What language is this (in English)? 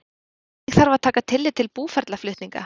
Icelandic